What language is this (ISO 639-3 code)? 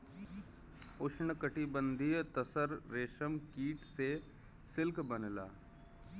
bho